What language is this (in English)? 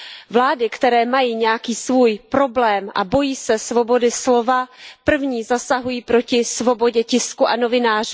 Czech